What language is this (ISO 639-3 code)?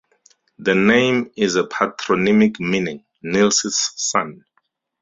eng